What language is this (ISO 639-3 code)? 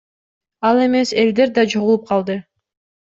kir